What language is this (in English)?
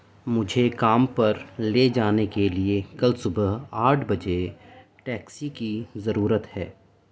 Urdu